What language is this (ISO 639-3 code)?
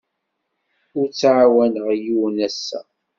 kab